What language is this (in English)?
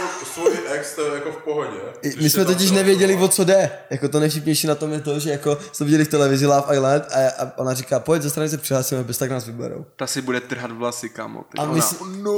Czech